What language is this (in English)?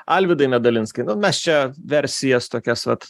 Lithuanian